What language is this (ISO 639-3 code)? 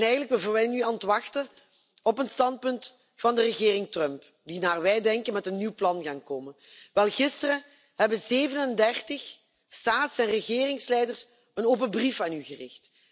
nld